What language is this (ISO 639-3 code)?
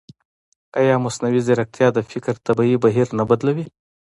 pus